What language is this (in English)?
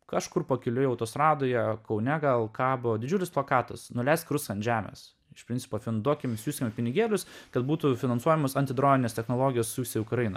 Lithuanian